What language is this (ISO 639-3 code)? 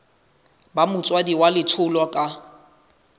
sot